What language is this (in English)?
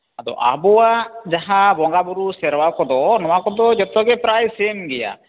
Santali